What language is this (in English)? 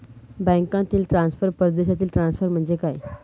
Marathi